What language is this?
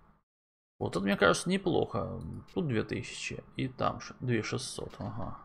Russian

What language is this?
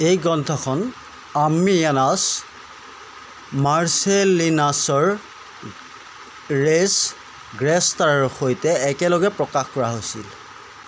Assamese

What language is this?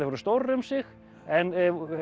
Icelandic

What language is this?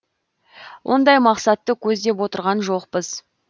Kazakh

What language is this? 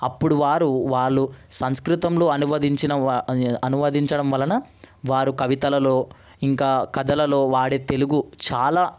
Telugu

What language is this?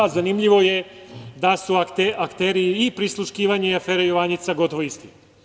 Serbian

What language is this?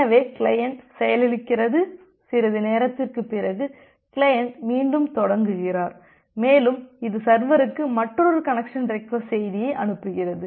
Tamil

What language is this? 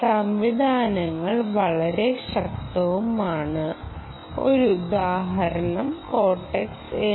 Malayalam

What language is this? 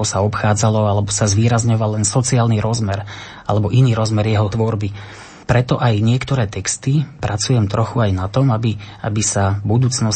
Slovak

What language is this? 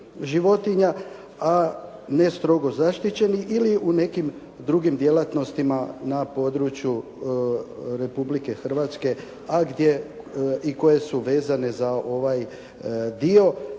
Croatian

